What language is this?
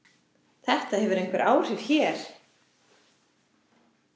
Icelandic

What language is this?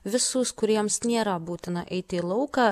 Lithuanian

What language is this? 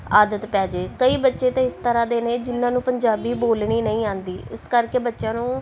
Punjabi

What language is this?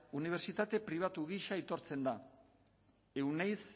Basque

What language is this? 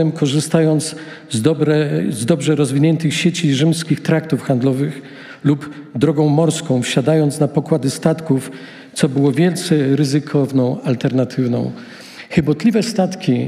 Polish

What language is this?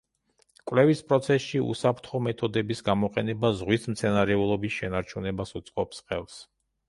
Georgian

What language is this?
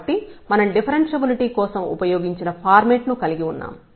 Telugu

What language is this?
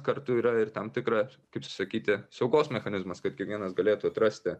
Lithuanian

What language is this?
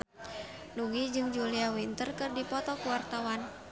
Sundanese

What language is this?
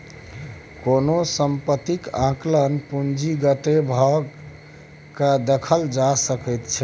Maithili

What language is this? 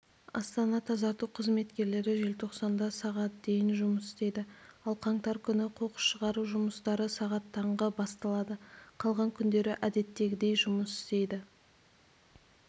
Kazakh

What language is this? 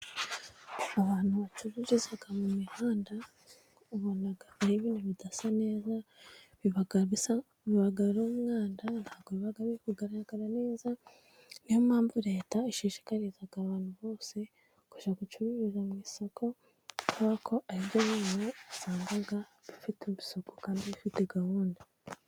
Kinyarwanda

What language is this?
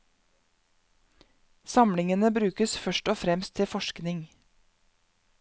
Norwegian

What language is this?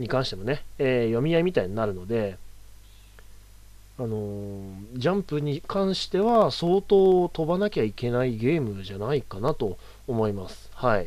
Japanese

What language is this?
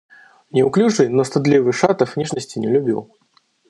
Russian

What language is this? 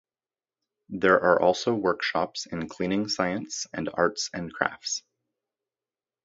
English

